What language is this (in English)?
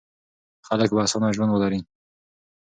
Pashto